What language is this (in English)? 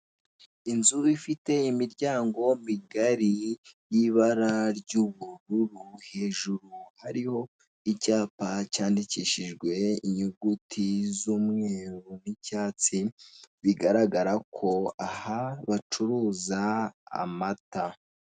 Kinyarwanda